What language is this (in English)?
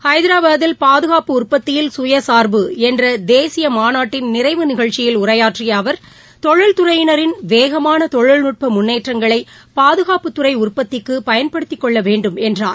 Tamil